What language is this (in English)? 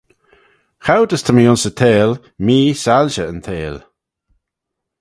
Manx